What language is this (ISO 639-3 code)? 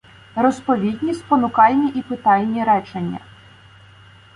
ukr